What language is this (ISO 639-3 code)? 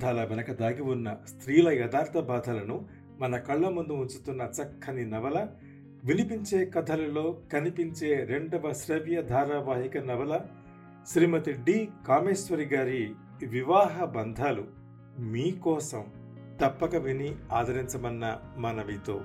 tel